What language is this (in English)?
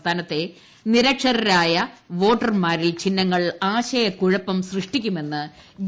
Malayalam